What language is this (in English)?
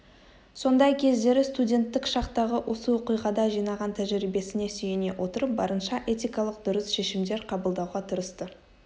Kazakh